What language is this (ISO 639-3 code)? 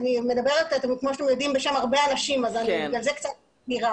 heb